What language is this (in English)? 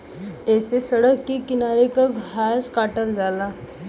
Bhojpuri